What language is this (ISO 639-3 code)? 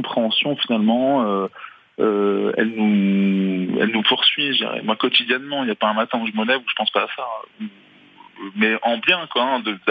fra